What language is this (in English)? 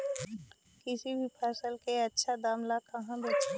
Magahi